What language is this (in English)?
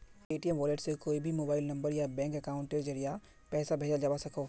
Magahi